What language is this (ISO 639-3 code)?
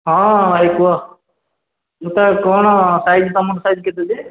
ori